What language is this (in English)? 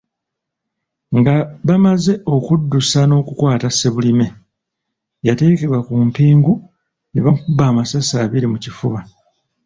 Ganda